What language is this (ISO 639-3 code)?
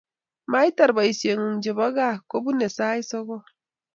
kln